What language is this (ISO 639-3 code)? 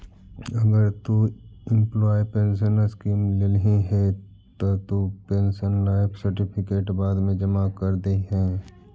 mag